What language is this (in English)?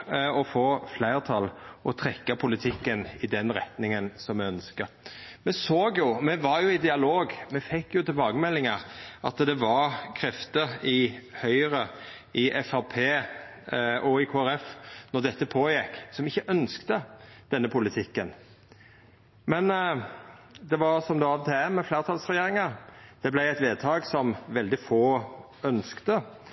Norwegian Nynorsk